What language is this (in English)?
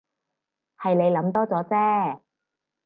Cantonese